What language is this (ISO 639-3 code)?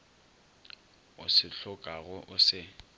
nso